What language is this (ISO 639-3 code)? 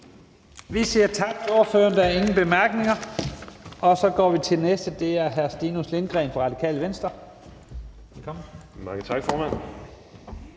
dan